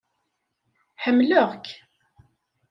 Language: Kabyle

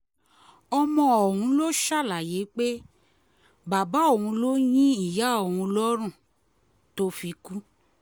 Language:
Yoruba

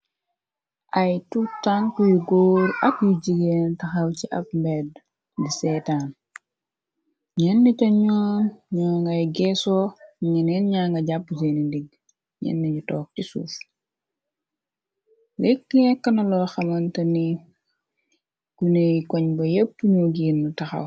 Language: Wolof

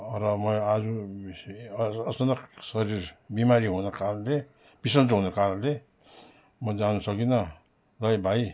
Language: Nepali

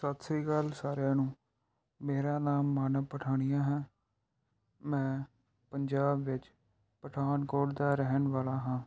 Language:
Punjabi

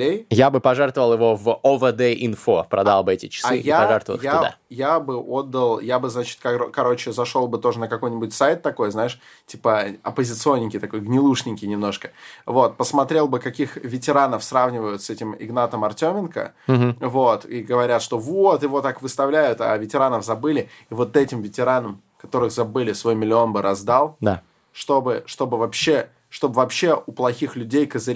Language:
Russian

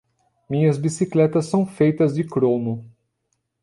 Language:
Portuguese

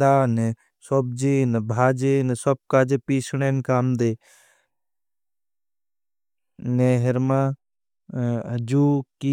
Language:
Bhili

